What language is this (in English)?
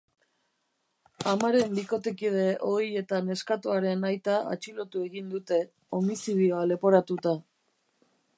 Basque